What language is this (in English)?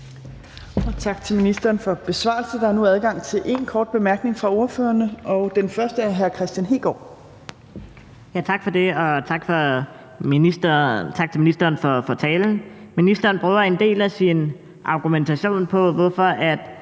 Danish